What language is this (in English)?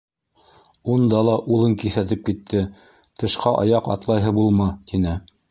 Bashkir